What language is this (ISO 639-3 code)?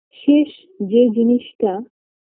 ben